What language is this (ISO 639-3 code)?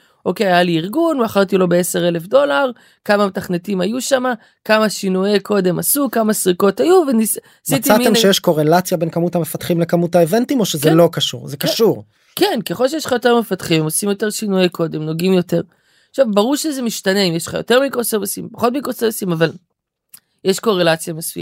heb